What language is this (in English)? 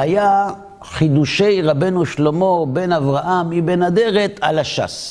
Hebrew